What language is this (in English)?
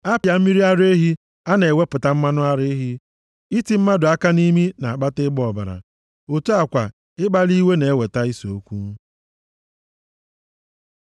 Igbo